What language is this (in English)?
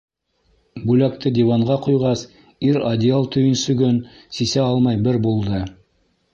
Bashkir